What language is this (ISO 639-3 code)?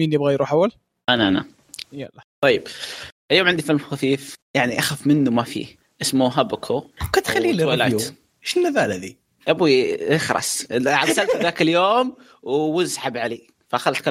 ara